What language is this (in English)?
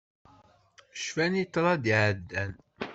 Kabyle